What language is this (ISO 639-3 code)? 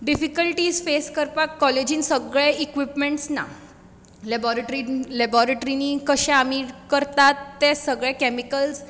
kok